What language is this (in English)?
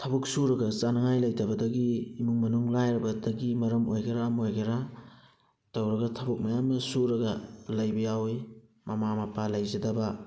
Manipuri